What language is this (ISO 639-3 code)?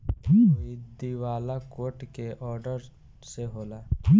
bho